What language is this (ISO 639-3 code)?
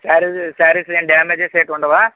tel